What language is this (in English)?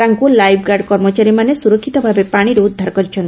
Odia